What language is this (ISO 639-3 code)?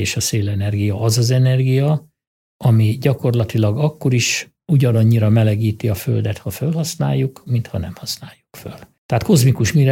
hun